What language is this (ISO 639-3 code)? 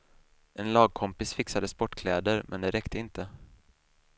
swe